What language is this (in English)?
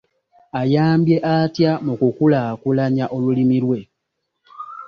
Ganda